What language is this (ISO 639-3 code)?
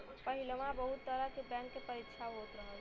bho